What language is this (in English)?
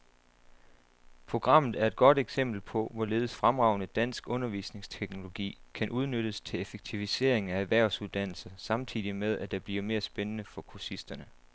Danish